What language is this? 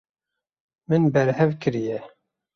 Kurdish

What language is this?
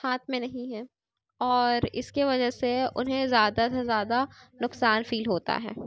Urdu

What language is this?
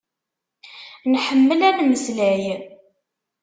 Kabyle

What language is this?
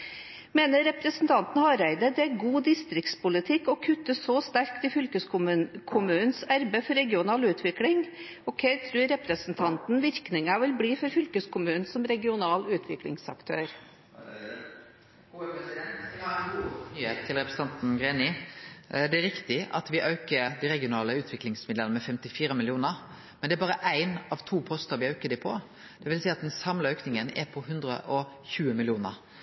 Norwegian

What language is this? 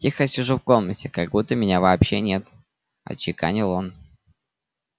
Russian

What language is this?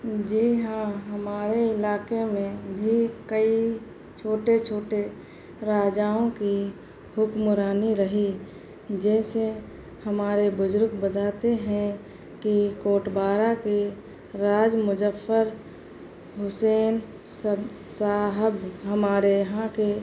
Urdu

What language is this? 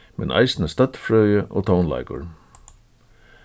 Faroese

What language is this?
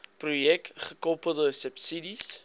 Afrikaans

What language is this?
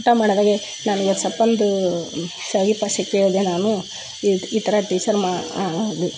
Kannada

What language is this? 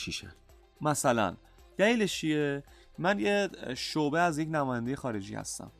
Persian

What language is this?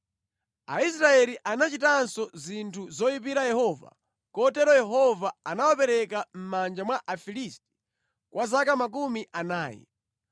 Nyanja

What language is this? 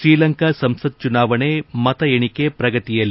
Kannada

